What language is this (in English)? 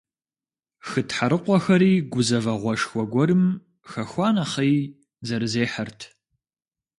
Kabardian